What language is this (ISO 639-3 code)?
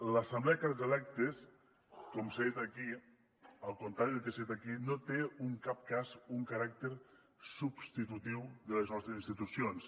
cat